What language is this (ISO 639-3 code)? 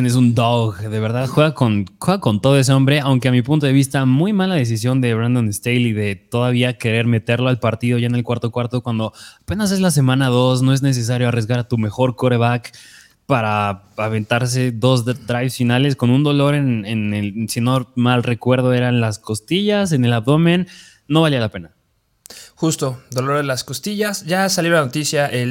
spa